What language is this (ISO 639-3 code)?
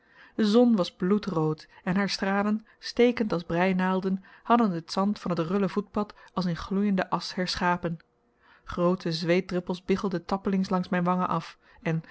nld